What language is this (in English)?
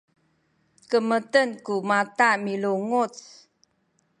Sakizaya